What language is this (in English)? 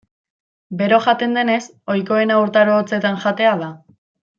Basque